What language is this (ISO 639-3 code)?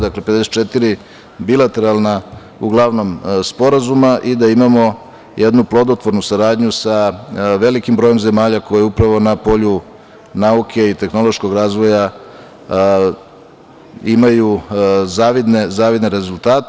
srp